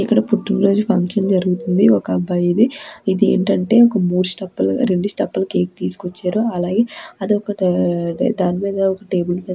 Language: Telugu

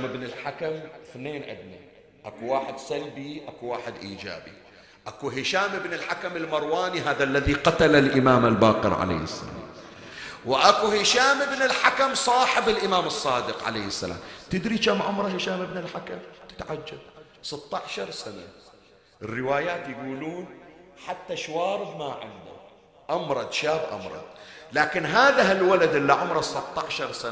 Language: Arabic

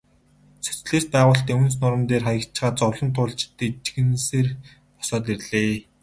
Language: Mongolian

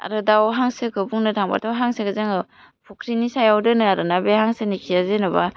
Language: Bodo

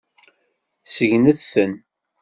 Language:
Kabyle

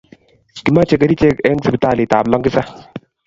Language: Kalenjin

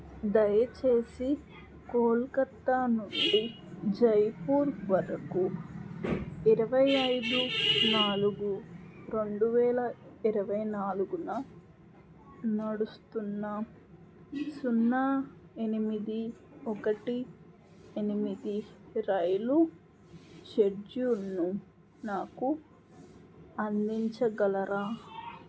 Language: Telugu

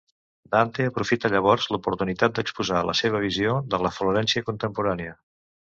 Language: Catalan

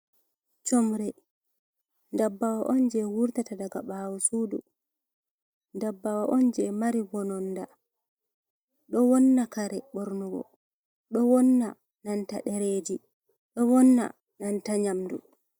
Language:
Fula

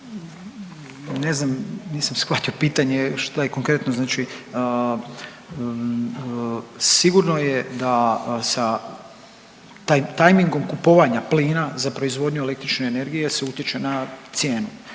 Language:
Croatian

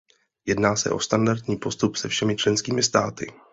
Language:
Czech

